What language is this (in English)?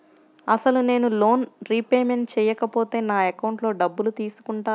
Telugu